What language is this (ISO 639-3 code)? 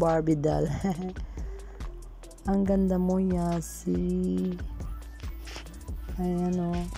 fil